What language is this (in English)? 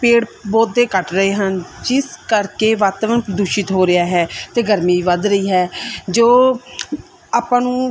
Punjabi